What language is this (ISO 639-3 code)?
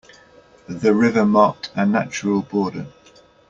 eng